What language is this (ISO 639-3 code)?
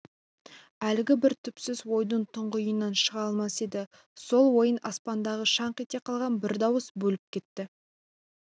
kaz